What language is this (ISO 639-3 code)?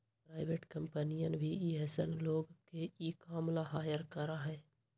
mag